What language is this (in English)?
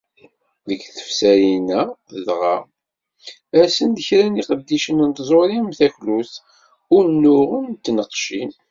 Kabyle